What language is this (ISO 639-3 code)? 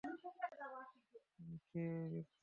ben